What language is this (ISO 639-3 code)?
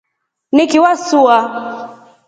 rof